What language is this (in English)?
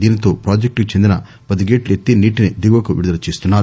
Telugu